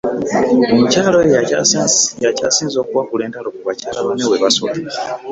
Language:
Ganda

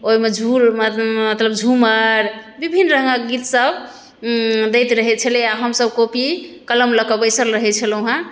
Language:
Maithili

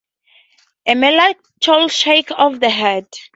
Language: English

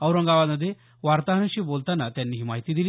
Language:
Marathi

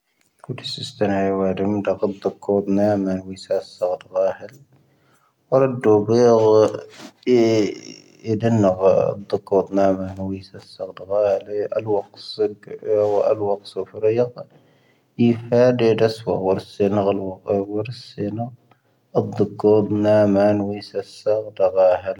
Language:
Tahaggart Tamahaq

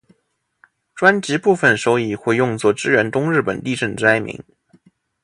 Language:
Chinese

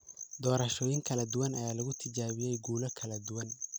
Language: Somali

